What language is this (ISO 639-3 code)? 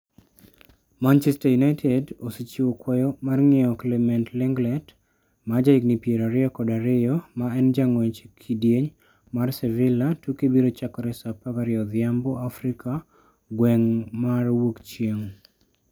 luo